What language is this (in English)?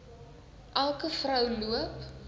Afrikaans